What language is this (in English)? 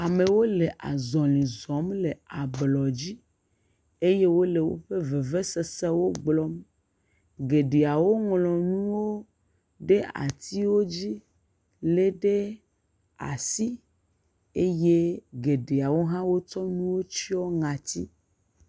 Ewe